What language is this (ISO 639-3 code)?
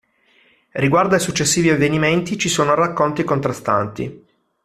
ita